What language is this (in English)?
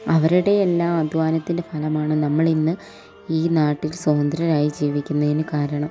Malayalam